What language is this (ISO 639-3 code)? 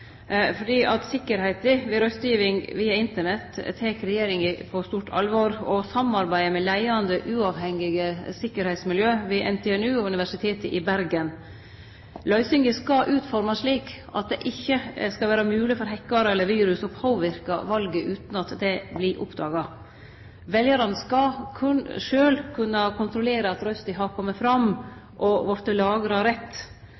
nno